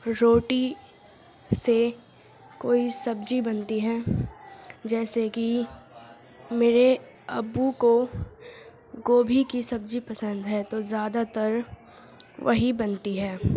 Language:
Urdu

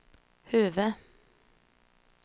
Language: Swedish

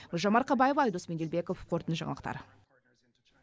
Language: Kazakh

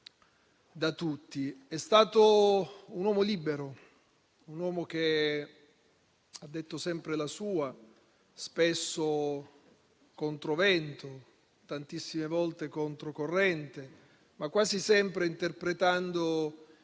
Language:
Italian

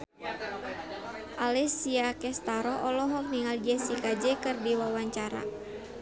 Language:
Sundanese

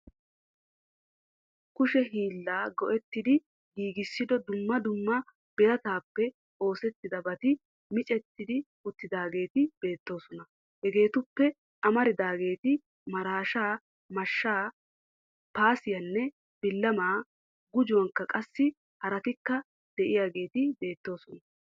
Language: Wolaytta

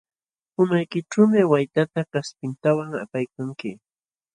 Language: Jauja Wanca Quechua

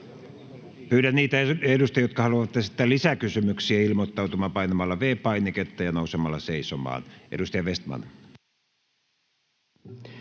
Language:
Finnish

